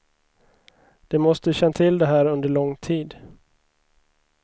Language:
Swedish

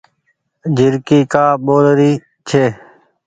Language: Goaria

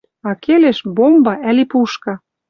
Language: Western Mari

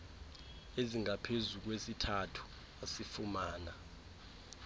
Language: Xhosa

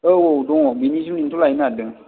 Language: Bodo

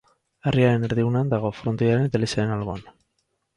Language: Basque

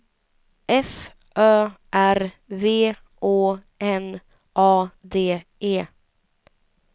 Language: Swedish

